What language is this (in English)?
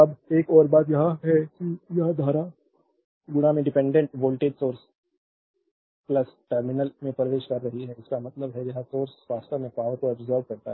Hindi